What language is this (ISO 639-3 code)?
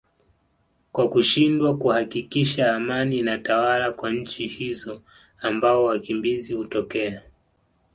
swa